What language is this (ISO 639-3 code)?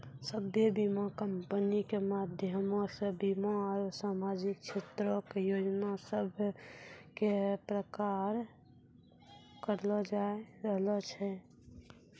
mai